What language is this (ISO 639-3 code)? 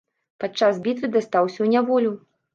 bel